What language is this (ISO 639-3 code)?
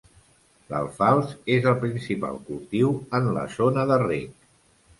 cat